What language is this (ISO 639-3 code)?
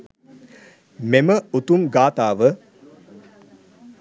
sin